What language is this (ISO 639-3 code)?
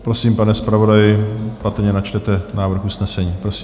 ces